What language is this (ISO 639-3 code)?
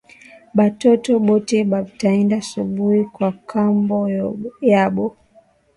swa